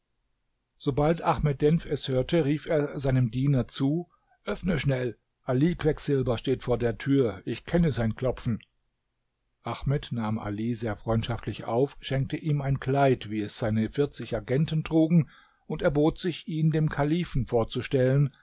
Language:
German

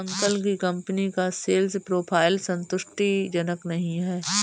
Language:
Hindi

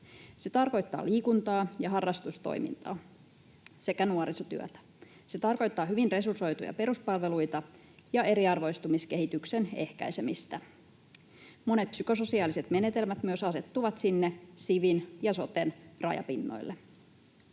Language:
Finnish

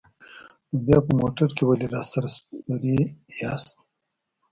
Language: Pashto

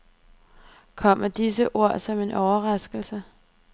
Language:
Danish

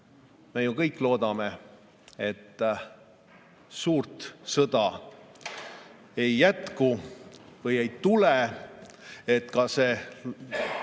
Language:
Estonian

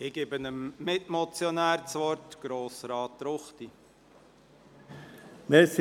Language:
Swiss German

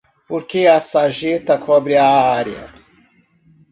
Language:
Portuguese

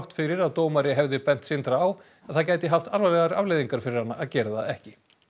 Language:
Icelandic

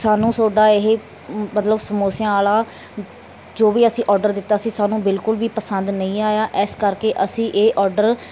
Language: Punjabi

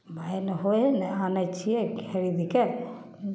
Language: Maithili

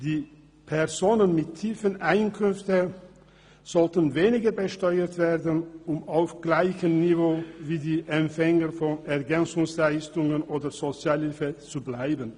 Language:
Swiss German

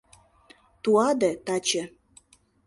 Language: Mari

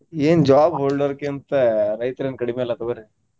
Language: Kannada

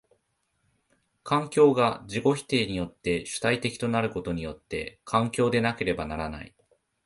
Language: Japanese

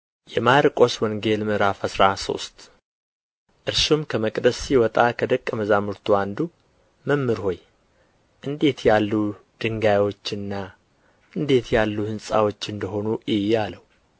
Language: Amharic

